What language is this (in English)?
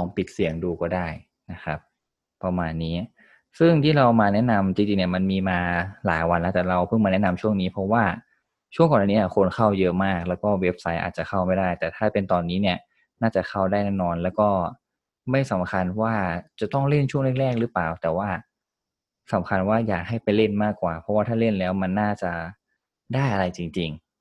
Thai